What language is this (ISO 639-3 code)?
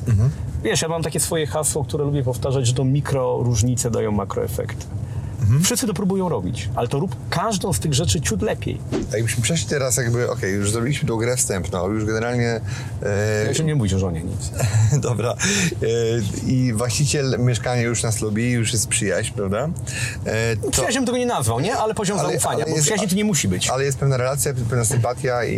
pol